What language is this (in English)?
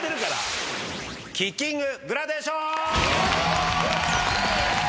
Japanese